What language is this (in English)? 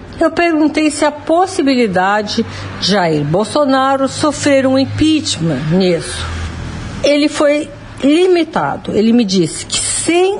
Portuguese